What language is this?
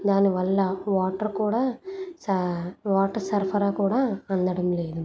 Telugu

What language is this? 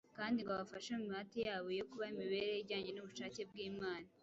Kinyarwanda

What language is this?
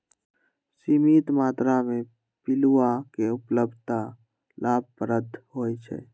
Magahi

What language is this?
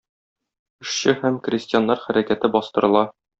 Tatar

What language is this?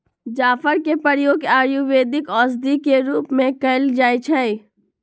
Magahi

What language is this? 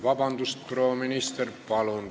Estonian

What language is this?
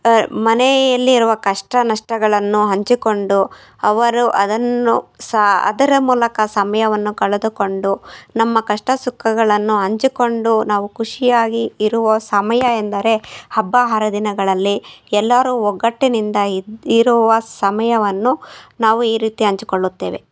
Kannada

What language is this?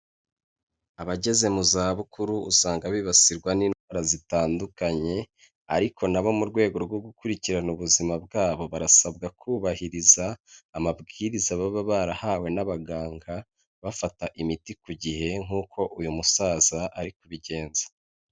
Kinyarwanda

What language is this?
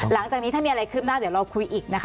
Thai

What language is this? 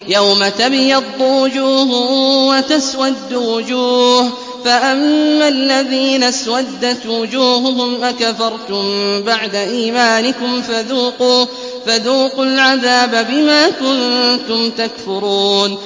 Arabic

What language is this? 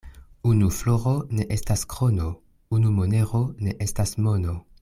Esperanto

